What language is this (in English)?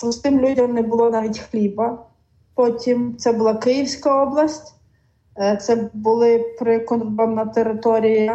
Ukrainian